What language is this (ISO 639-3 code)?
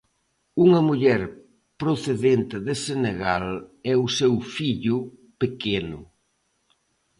glg